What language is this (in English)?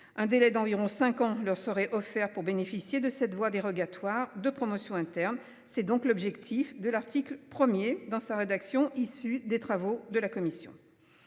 French